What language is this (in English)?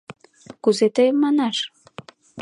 Mari